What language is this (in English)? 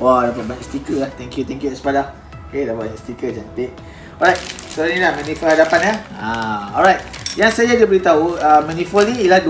Malay